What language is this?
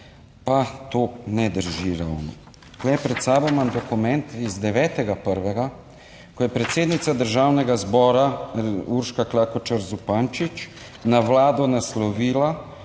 Slovenian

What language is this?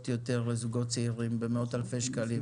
Hebrew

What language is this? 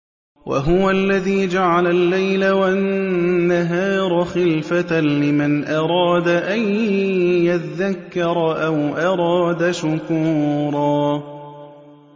Arabic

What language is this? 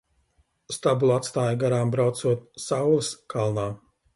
Latvian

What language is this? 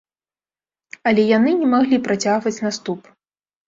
Belarusian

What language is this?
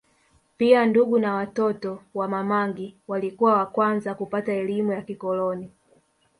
Swahili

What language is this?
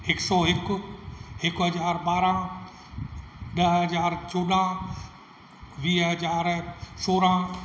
Sindhi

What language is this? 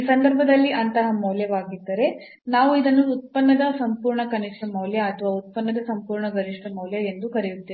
Kannada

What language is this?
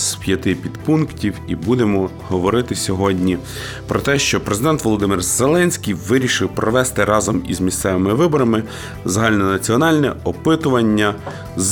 Ukrainian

